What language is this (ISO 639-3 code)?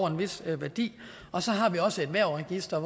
dan